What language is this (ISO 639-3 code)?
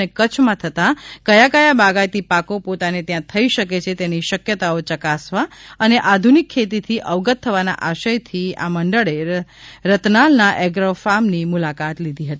guj